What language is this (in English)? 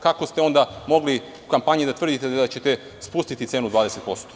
Serbian